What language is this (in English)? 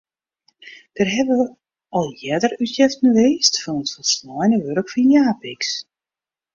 Western Frisian